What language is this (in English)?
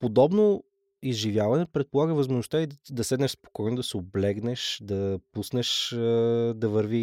Bulgarian